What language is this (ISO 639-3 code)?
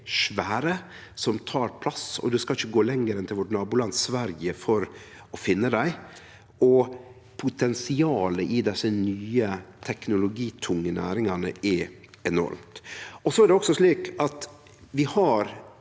nor